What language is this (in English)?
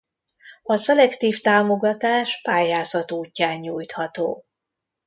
Hungarian